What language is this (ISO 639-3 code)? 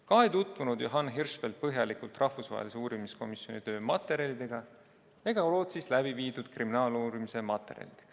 est